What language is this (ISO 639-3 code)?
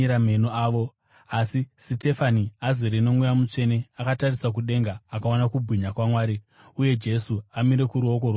sna